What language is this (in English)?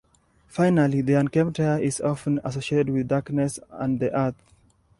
English